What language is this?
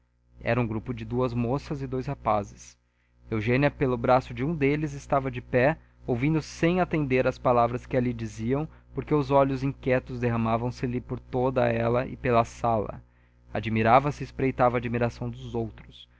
Portuguese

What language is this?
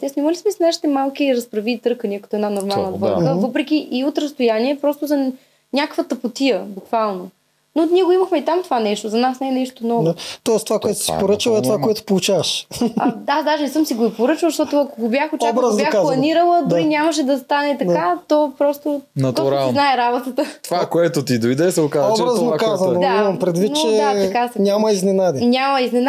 Bulgarian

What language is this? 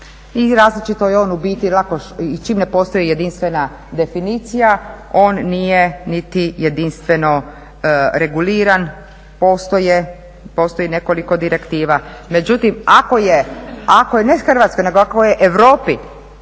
Croatian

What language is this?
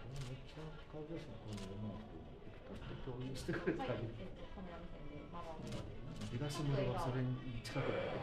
Japanese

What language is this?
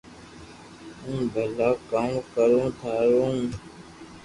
Loarki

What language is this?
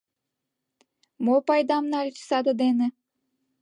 Mari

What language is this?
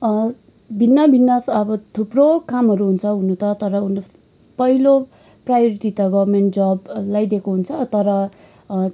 Nepali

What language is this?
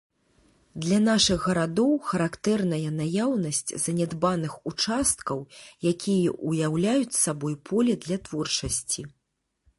Belarusian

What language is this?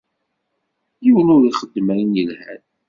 Kabyle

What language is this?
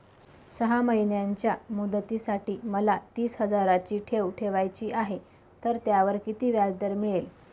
Marathi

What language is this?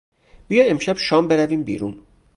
Persian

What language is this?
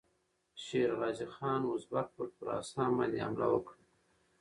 Pashto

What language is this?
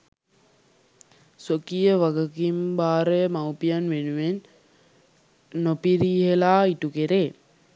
Sinhala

